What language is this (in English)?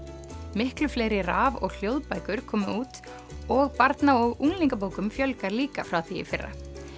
Icelandic